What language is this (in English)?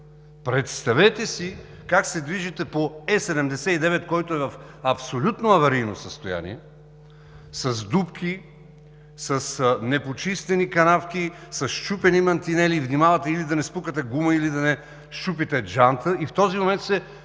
Bulgarian